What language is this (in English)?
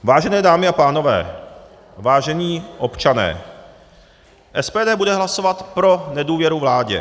Czech